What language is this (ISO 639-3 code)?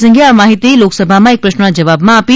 guj